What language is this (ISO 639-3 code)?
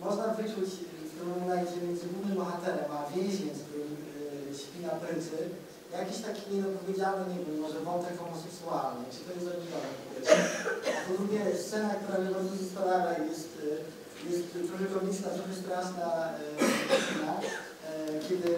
pol